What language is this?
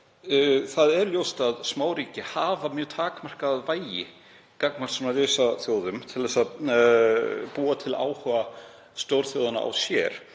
Icelandic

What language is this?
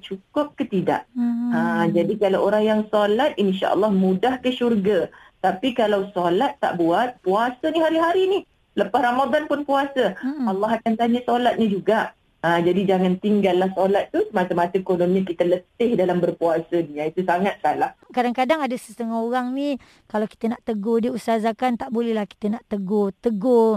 Malay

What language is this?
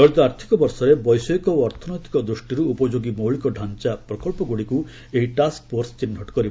Odia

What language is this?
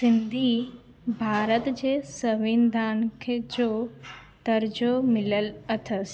Sindhi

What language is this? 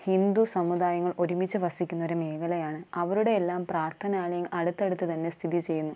Malayalam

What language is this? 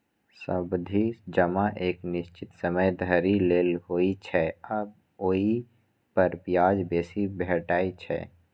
Maithili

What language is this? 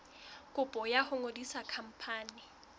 Southern Sotho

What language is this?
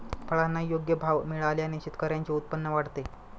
Marathi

